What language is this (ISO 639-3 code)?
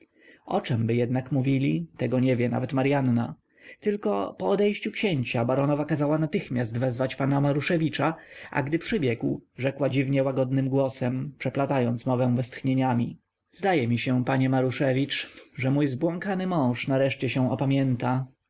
pol